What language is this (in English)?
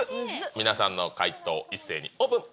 Japanese